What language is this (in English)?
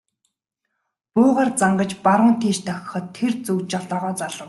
Mongolian